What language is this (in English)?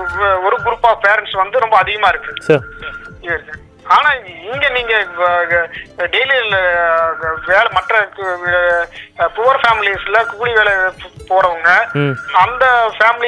Tamil